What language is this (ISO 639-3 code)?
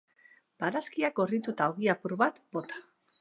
eus